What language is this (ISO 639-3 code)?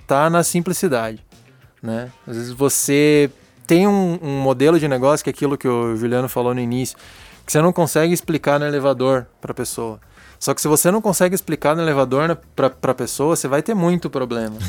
por